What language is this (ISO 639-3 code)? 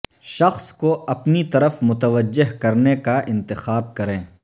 urd